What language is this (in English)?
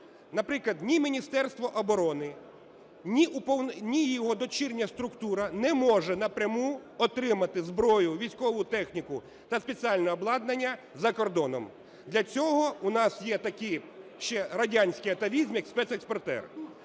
Ukrainian